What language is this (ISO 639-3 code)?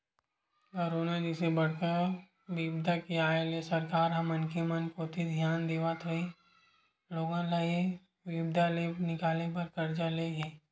hne